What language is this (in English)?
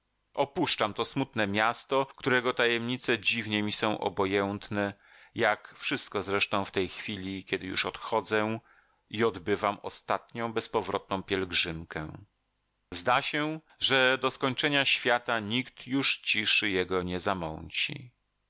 Polish